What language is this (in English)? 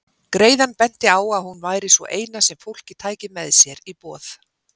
Icelandic